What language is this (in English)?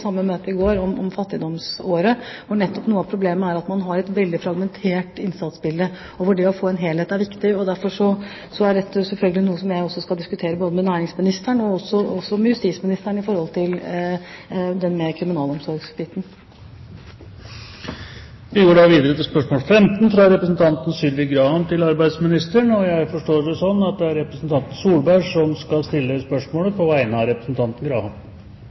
Norwegian Bokmål